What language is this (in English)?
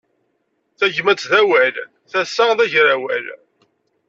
Kabyle